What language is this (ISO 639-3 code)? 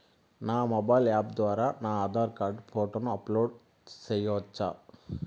tel